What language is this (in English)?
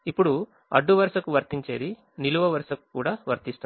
Telugu